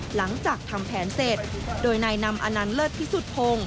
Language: Thai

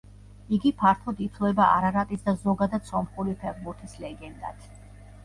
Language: Georgian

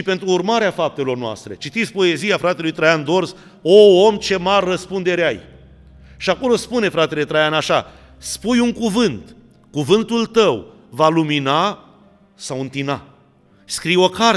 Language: Romanian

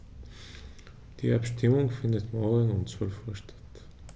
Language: German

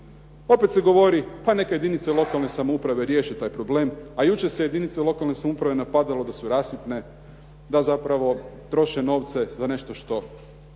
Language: Croatian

